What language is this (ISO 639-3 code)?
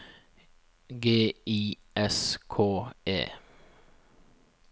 nor